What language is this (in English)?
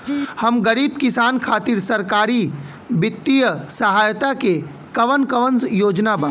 Bhojpuri